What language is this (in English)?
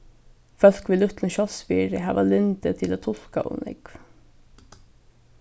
Faroese